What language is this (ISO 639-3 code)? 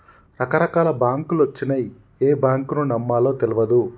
tel